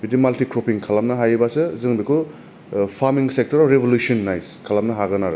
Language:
Bodo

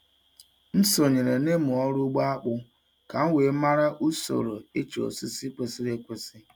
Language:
Igbo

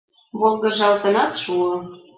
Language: Mari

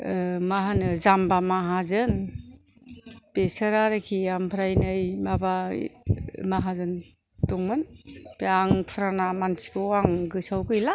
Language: Bodo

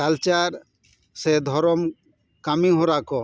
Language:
Santali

